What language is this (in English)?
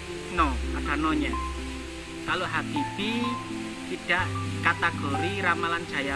Indonesian